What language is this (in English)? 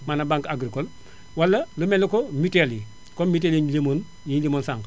Wolof